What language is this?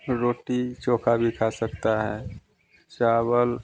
Hindi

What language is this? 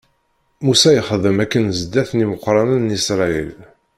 Kabyle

